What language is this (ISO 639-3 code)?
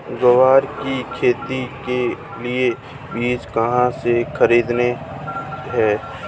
hin